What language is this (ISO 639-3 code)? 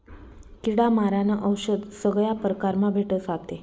mar